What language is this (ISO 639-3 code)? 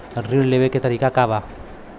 bho